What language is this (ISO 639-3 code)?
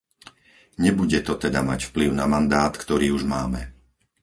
slk